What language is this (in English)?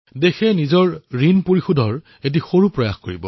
Assamese